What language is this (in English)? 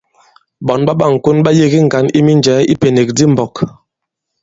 Bankon